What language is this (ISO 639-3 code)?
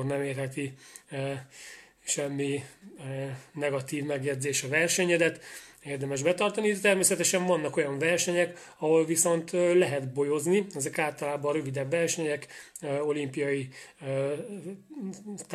hun